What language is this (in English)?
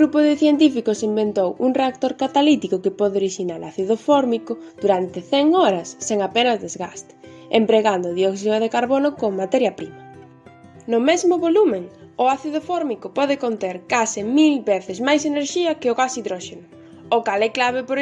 Galician